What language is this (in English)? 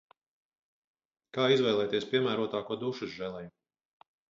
Latvian